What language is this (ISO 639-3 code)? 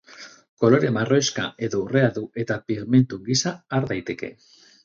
eus